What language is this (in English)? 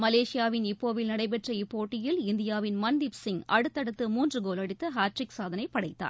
Tamil